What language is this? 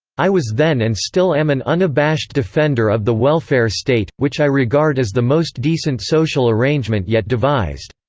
English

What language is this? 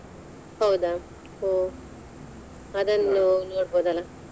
Kannada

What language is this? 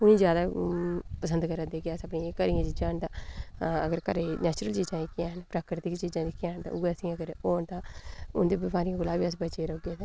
Dogri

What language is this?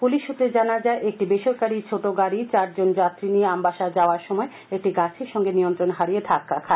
Bangla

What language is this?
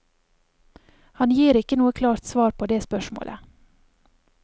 Norwegian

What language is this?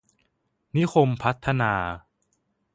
Thai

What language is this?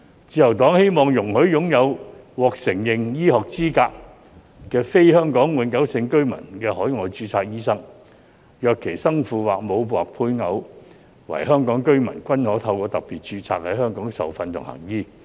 Cantonese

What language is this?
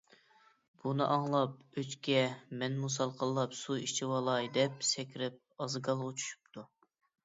Uyghur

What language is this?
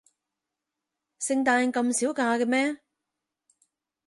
Cantonese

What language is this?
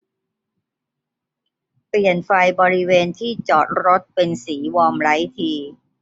Thai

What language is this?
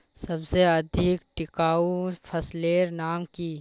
Magahi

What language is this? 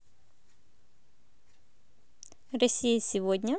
Russian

